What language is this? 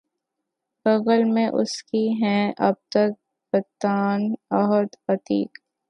Urdu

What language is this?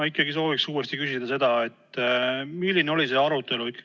Estonian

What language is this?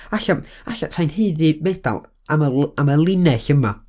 Welsh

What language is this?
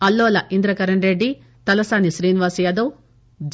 Telugu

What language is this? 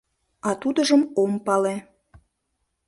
Mari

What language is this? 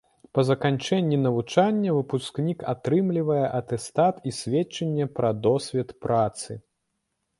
Belarusian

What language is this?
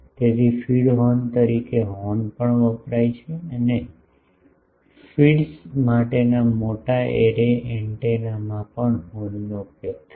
Gujarati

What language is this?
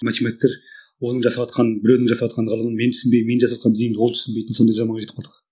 Kazakh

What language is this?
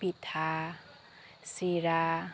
Assamese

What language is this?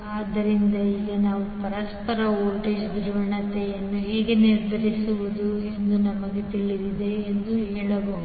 Kannada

